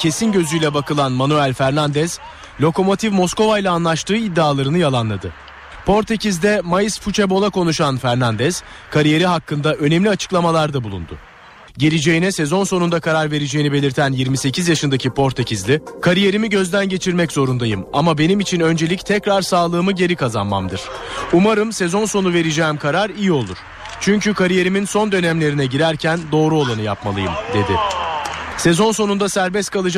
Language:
Turkish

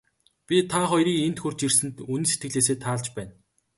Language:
Mongolian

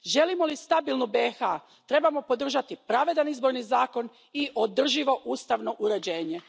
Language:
Croatian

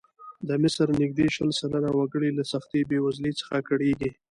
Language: Pashto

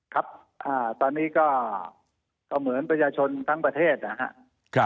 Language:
Thai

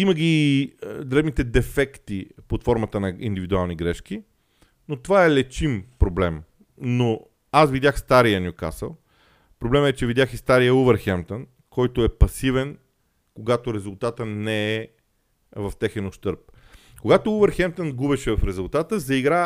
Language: Bulgarian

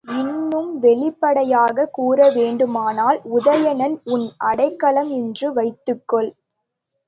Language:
Tamil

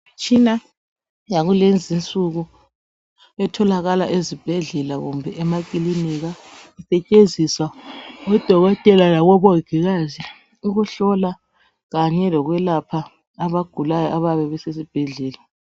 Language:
North Ndebele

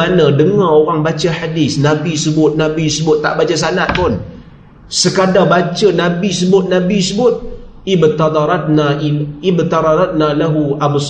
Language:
Malay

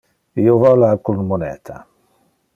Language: Interlingua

